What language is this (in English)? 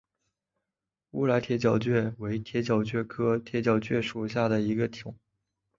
Chinese